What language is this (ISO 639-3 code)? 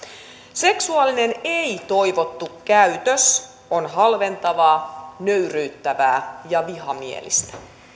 fin